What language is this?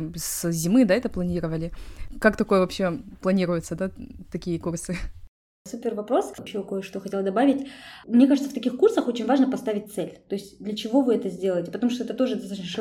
Russian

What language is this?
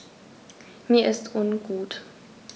German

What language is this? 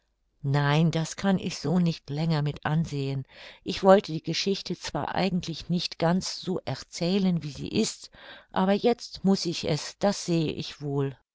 German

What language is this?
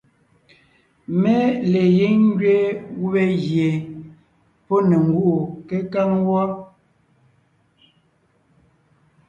Ngiemboon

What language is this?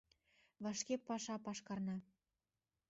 Mari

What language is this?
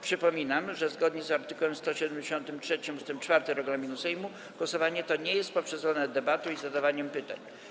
Polish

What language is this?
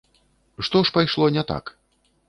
Belarusian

